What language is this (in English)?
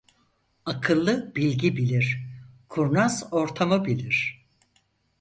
Turkish